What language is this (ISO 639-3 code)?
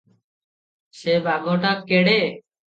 ori